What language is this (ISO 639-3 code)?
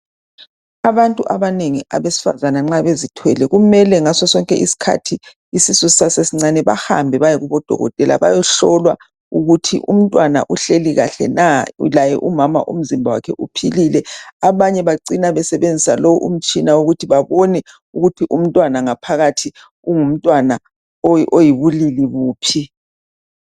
nde